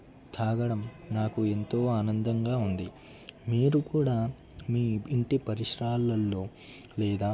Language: Telugu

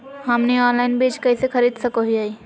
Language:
Magahi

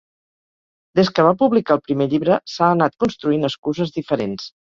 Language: Catalan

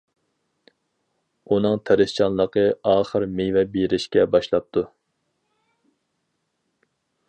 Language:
Uyghur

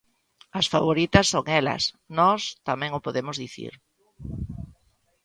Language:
Galician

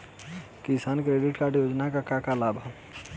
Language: Bhojpuri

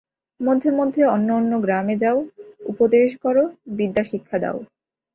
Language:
Bangla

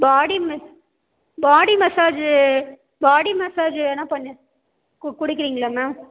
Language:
Tamil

